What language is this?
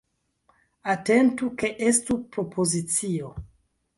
Esperanto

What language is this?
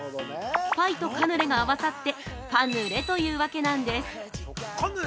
Japanese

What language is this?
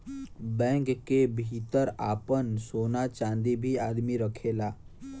Bhojpuri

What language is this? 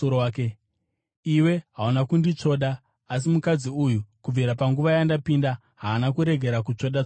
Shona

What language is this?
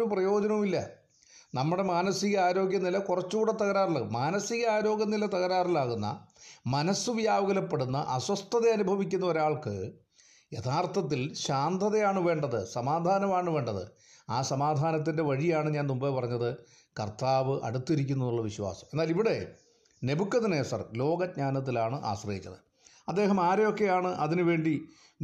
Malayalam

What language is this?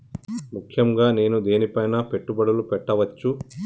Telugu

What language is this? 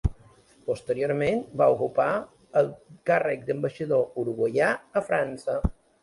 Catalan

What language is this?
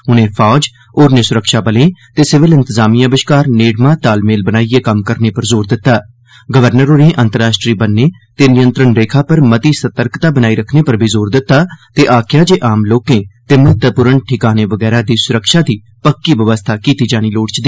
Dogri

